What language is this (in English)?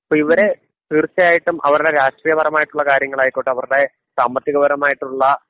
Malayalam